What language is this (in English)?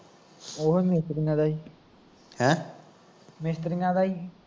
Punjabi